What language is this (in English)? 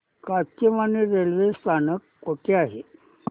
Marathi